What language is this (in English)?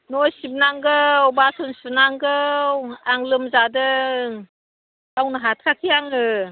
Bodo